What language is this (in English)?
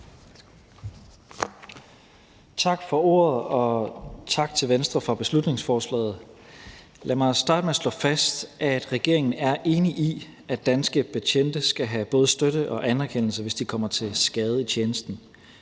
Danish